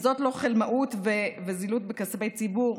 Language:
Hebrew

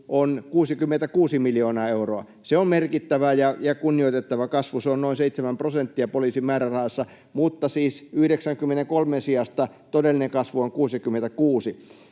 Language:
Finnish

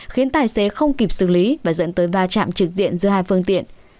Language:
Vietnamese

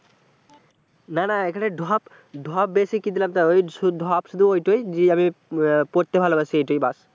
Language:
Bangla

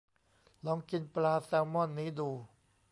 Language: Thai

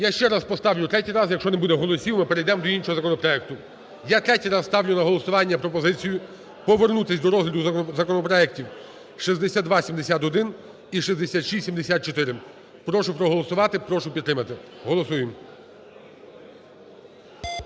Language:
Ukrainian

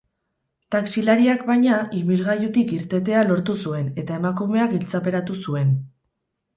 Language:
Basque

